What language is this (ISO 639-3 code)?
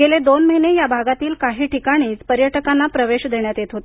mar